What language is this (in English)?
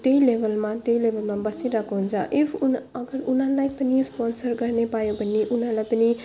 Nepali